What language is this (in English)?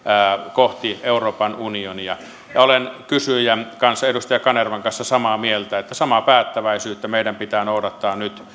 Finnish